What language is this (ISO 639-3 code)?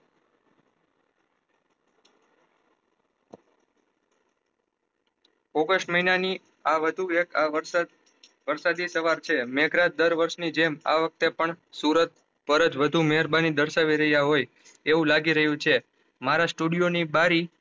guj